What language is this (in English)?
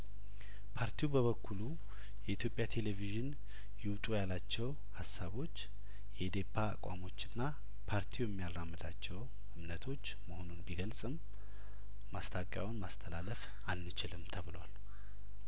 Amharic